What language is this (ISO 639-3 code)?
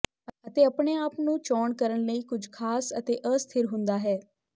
pan